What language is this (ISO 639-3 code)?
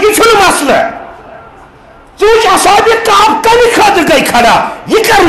tur